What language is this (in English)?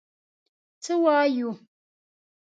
Pashto